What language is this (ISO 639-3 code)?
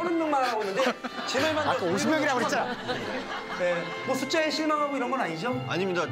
kor